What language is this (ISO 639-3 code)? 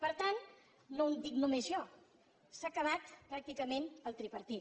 cat